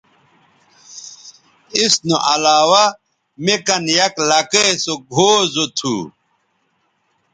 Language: Bateri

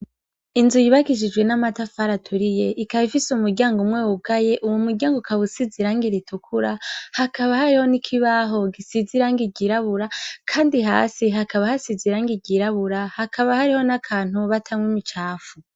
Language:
Rundi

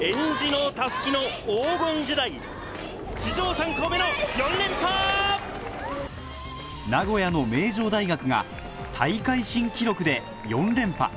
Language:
Japanese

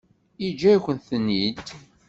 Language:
Kabyle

